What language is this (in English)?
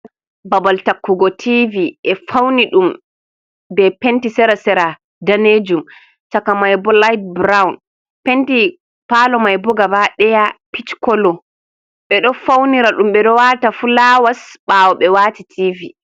Fula